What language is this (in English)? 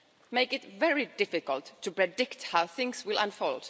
English